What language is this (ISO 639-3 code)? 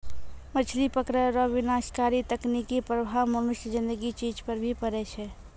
mai